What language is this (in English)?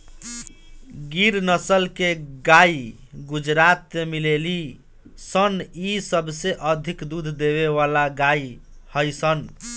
Bhojpuri